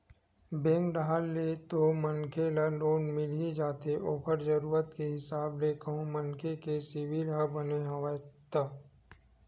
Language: Chhattisgarhi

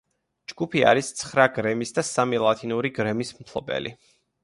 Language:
Georgian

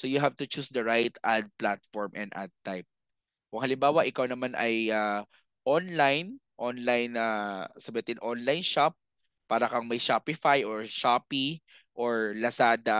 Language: Filipino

